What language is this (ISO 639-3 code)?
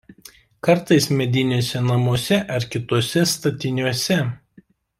lit